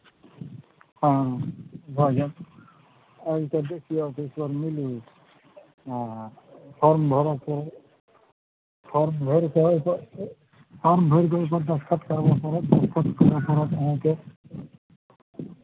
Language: Maithili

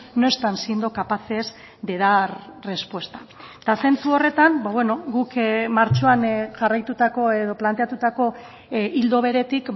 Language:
Basque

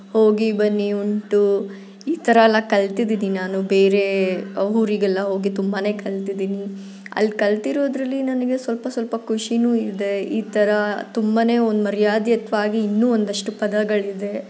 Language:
Kannada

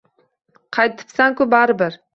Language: Uzbek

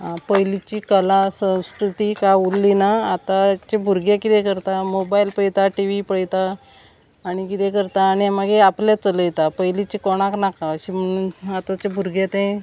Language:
Konkani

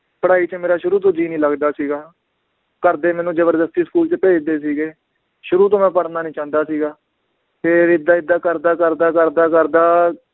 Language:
Punjabi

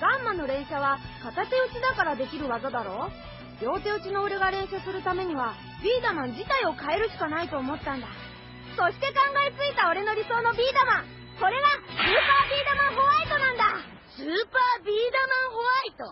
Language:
Japanese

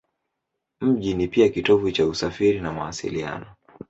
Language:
Swahili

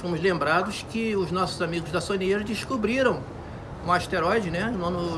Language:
Portuguese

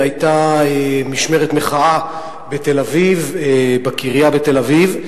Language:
Hebrew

